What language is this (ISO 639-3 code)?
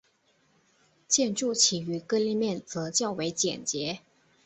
zho